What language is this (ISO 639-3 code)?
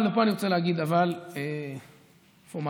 heb